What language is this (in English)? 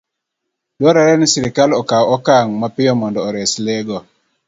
Luo (Kenya and Tanzania)